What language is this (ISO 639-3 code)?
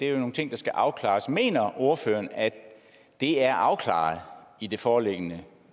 dan